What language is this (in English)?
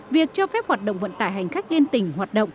Vietnamese